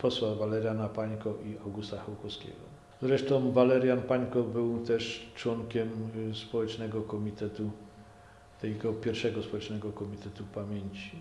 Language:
Polish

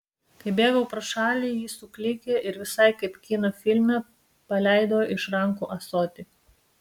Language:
Lithuanian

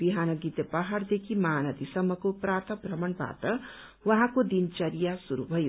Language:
Nepali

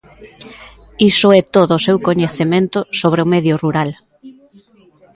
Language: Galician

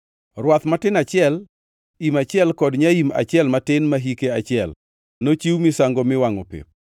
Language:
Luo (Kenya and Tanzania)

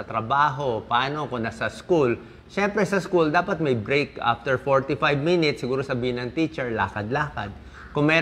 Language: Filipino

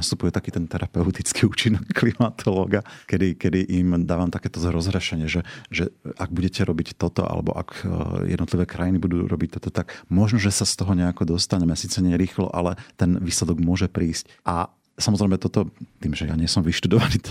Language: Slovak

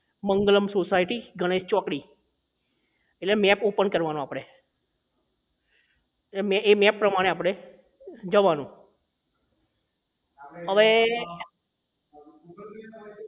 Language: Gujarati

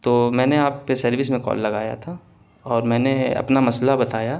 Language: Urdu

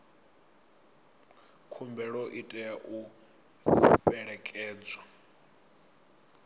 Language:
Venda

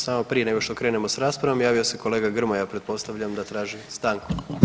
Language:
Croatian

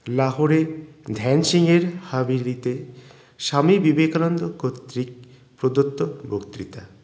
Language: Bangla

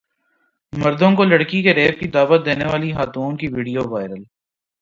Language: Urdu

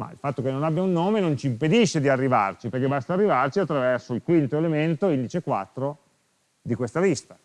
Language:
Italian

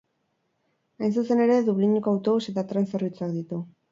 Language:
Basque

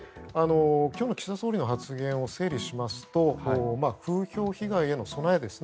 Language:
Japanese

